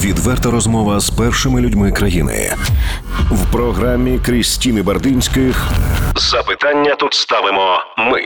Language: Ukrainian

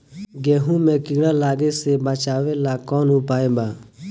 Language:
Bhojpuri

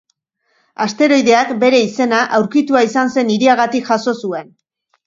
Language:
Basque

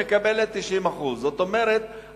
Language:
Hebrew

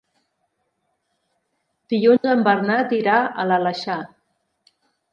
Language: Catalan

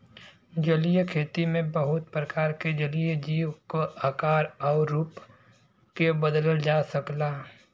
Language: Bhojpuri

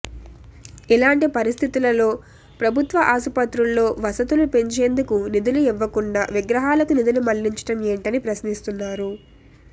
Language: Telugu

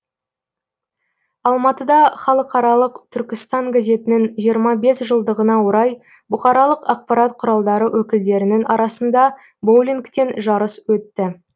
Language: Kazakh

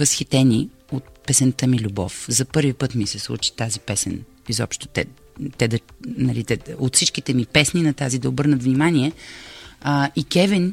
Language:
Bulgarian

